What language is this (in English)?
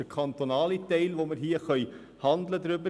Swiss German